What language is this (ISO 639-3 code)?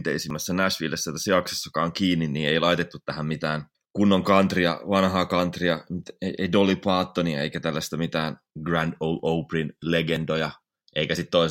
fin